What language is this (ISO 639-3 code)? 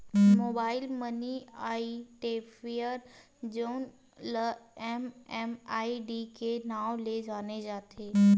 hne